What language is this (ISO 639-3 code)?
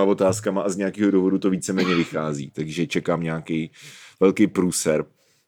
ces